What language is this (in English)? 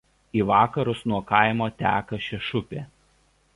Lithuanian